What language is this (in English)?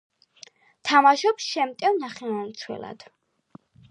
Georgian